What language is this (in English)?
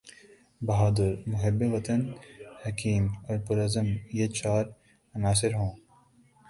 Urdu